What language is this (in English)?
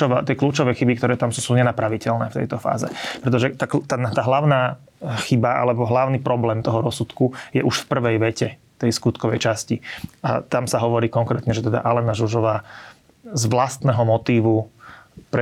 Slovak